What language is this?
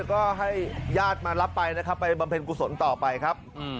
Thai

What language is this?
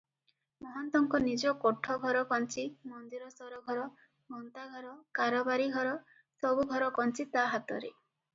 Odia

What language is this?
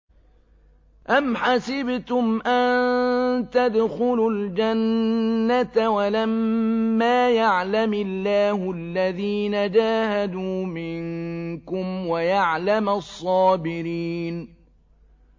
Arabic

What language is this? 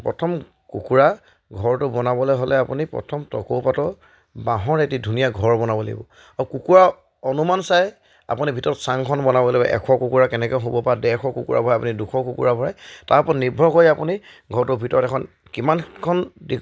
Assamese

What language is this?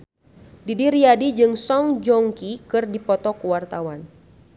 Sundanese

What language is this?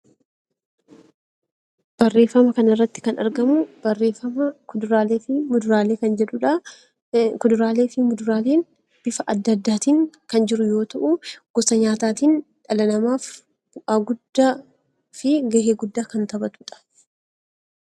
Oromo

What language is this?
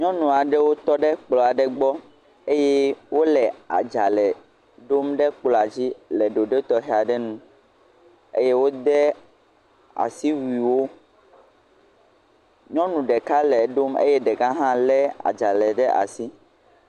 Ewe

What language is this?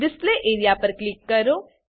Gujarati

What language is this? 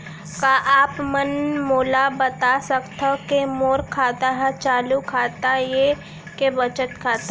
Chhattisgarhi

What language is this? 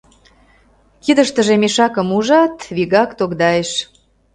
Mari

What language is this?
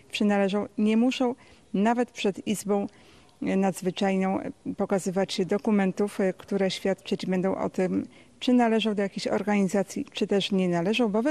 Polish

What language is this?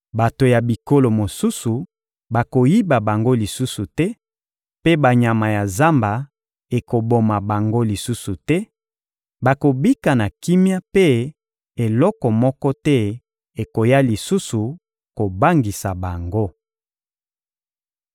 Lingala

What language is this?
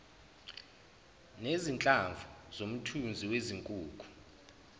Zulu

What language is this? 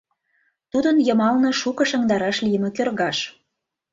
Mari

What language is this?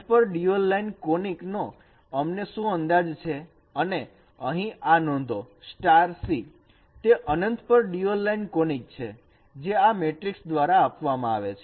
Gujarati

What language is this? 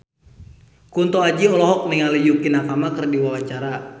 Sundanese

